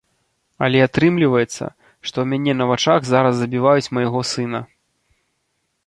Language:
Belarusian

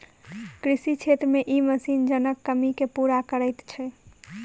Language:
Maithili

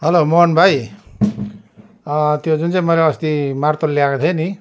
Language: Nepali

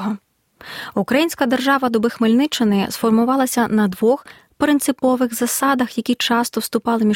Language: Ukrainian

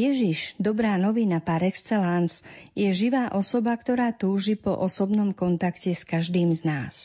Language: Slovak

